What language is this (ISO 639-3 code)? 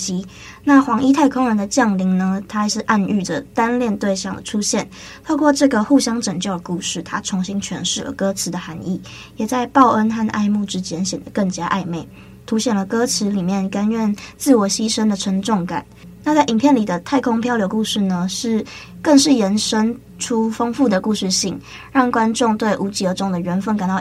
zho